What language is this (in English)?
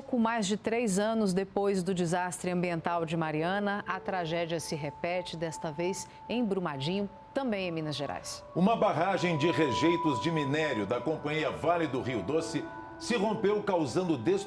Portuguese